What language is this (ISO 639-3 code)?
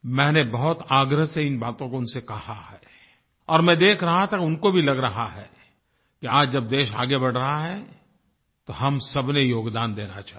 hin